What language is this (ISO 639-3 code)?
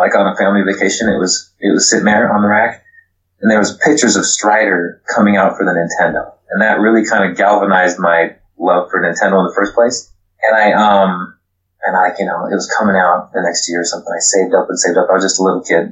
eng